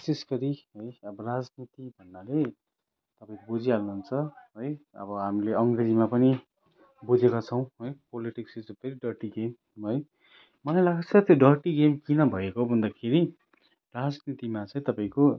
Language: Nepali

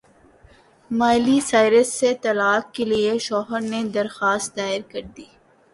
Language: Urdu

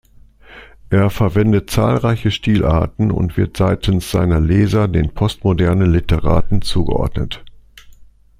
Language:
German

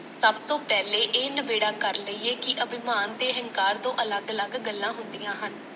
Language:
Punjabi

